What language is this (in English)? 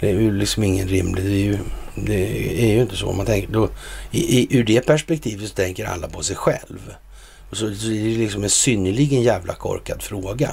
Swedish